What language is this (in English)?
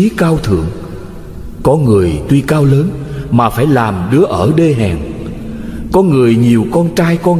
Vietnamese